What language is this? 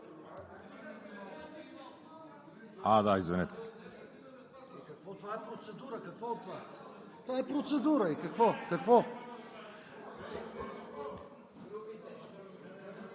Bulgarian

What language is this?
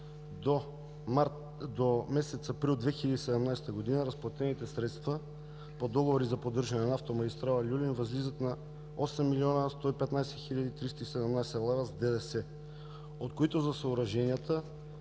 Bulgarian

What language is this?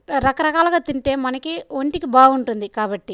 Telugu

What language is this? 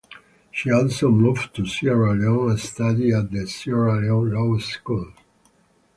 English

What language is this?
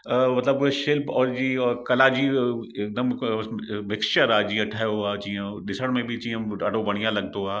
Sindhi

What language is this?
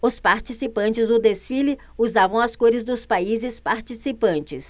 Portuguese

